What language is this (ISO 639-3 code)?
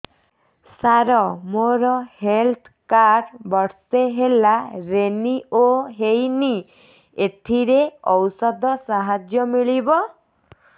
ori